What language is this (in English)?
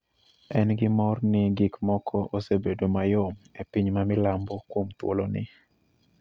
Luo (Kenya and Tanzania)